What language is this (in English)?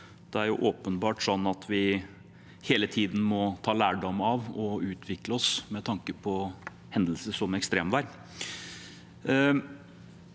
Norwegian